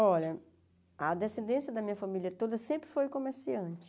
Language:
Portuguese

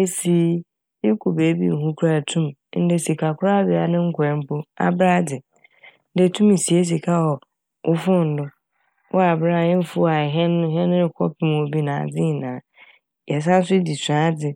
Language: Akan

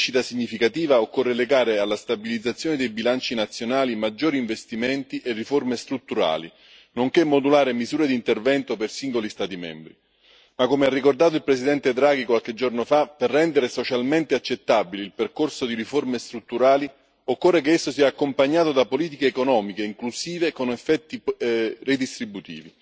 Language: Italian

